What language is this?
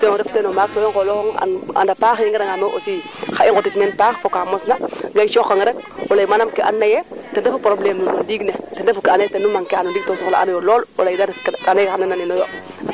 Serer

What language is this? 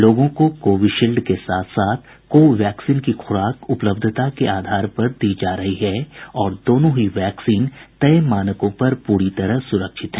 Hindi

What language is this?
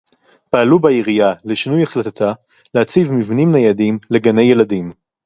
Hebrew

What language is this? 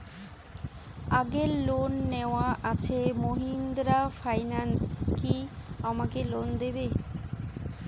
Bangla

